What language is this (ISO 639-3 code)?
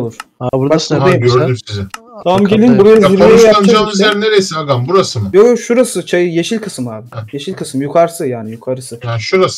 tur